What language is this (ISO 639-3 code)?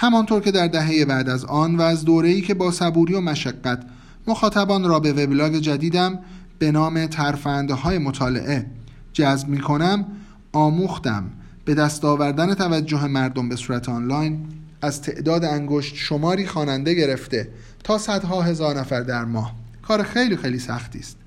fas